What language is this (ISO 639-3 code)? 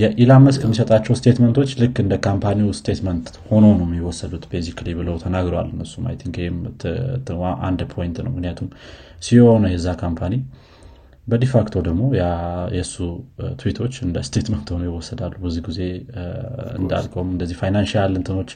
amh